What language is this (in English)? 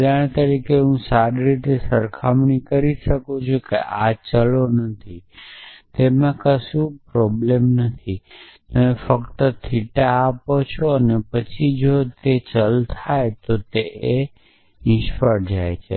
Gujarati